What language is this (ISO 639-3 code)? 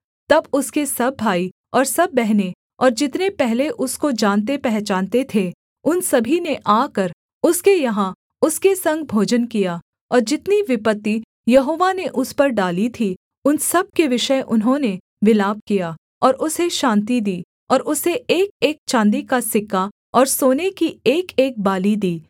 hin